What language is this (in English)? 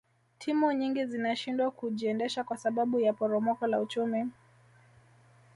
Swahili